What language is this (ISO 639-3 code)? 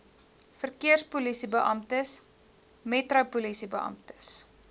afr